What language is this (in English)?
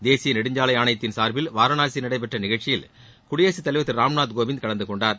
Tamil